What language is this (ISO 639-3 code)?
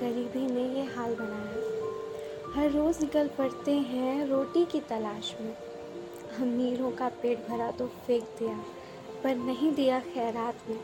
hin